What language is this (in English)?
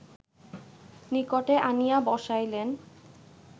Bangla